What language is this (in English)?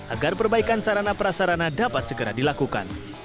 Indonesian